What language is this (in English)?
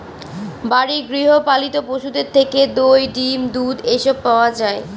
Bangla